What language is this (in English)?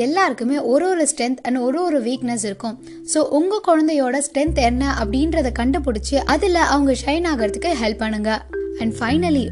Tamil